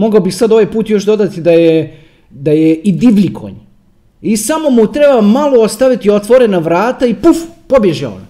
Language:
Croatian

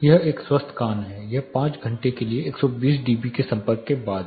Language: Hindi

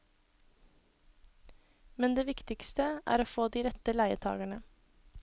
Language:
Norwegian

